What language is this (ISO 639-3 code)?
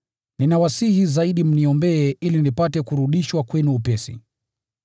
swa